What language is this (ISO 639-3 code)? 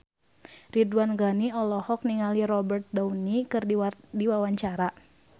sun